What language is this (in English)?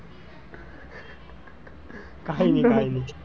Gujarati